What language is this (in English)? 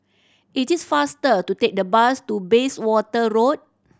English